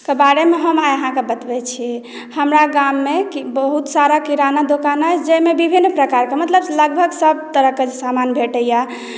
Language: Maithili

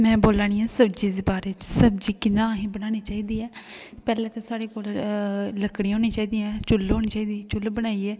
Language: Dogri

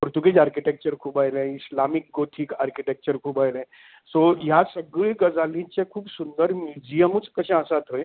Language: Konkani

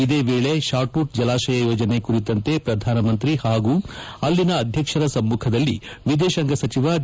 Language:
Kannada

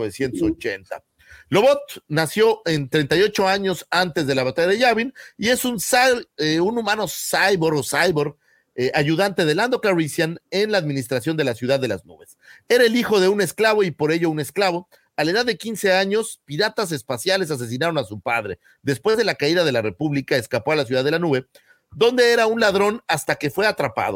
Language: Spanish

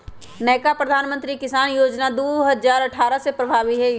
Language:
Magahi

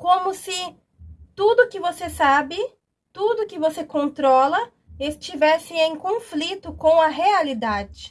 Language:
Portuguese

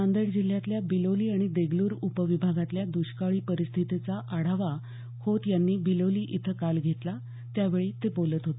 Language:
Marathi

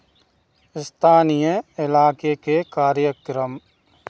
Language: Hindi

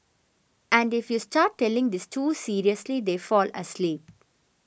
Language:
English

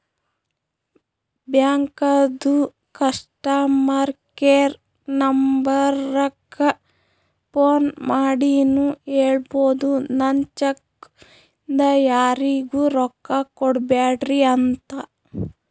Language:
Kannada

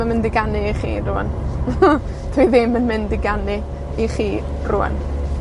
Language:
Welsh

